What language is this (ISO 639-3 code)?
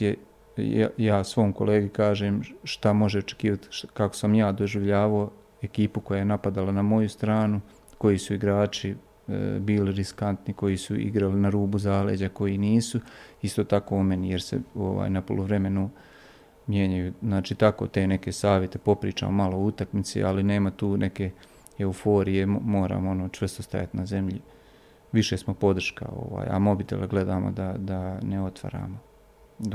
hrv